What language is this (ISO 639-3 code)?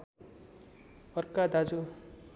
nep